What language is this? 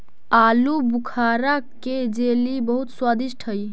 Magahi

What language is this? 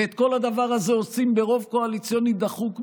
Hebrew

